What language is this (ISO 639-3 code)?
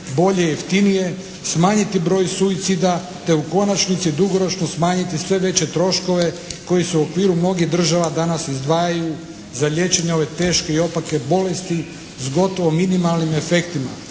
hrv